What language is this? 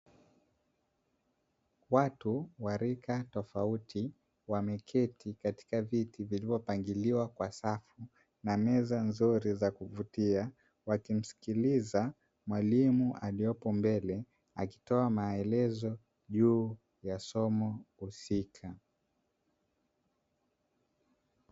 Swahili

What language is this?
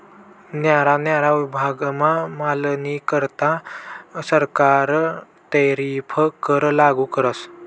Marathi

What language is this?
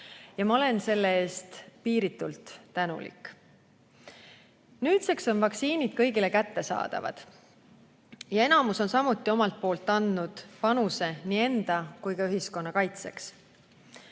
Estonian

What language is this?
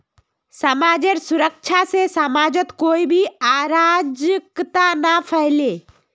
Magahi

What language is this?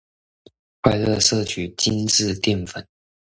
Chinese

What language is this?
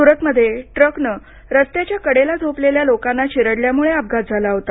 Marathi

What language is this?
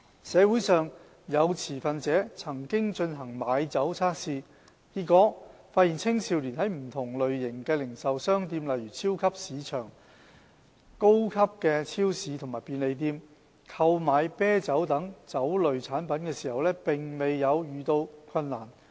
Cantonese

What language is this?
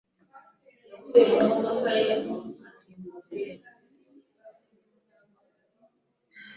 Kinyarwanda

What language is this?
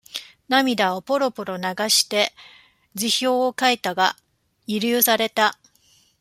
Japanese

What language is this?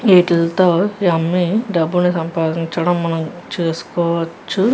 Telugu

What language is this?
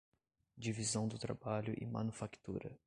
Portuguese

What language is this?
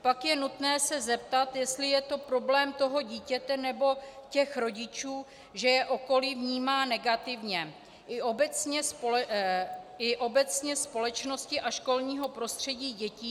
Czech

